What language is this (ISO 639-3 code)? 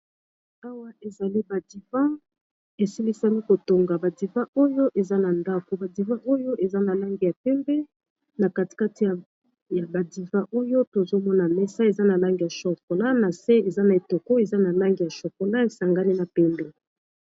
lin